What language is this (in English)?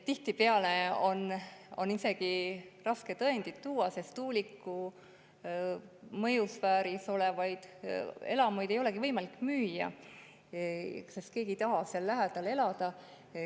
Estonian